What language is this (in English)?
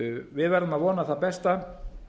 Icelandic